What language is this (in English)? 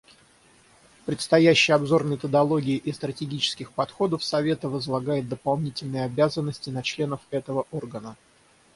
Russian